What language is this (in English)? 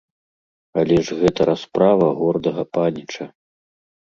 Belarusian